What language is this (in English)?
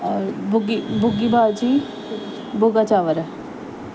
Sindhi